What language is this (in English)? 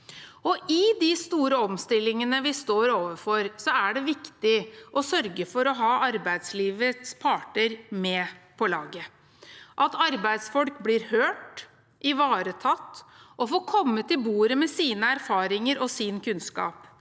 Norwegian